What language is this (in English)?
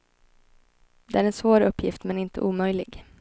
Swedish